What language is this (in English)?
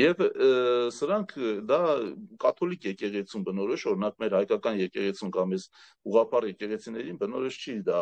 Romanian